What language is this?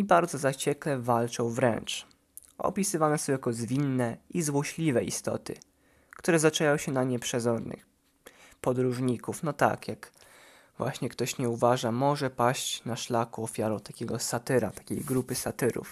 Polish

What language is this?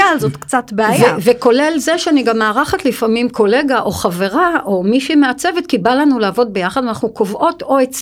Hebrew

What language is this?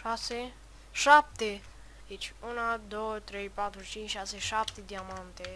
Romanian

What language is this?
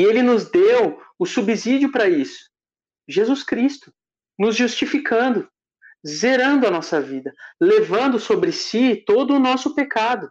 Portuguese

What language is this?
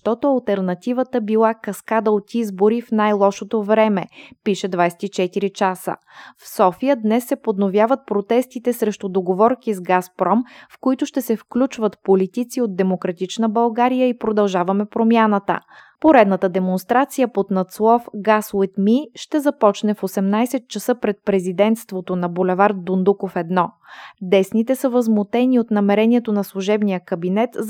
Bulgarian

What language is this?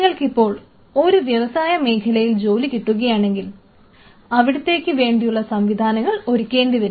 Malayalam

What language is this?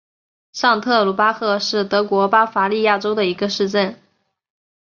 Chinese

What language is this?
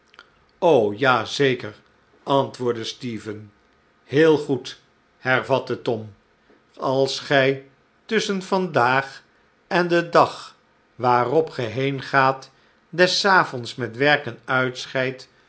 Dutch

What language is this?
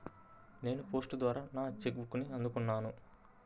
Telugu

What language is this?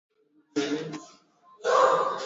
Swahili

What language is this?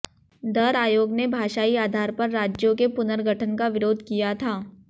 Hindi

